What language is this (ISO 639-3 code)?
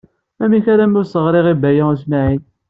kab